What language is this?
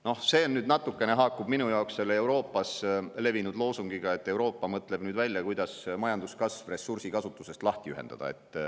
Estonian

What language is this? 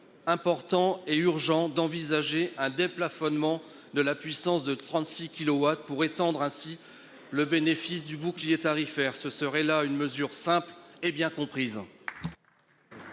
French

